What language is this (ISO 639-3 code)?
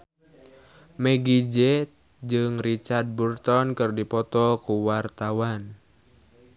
sun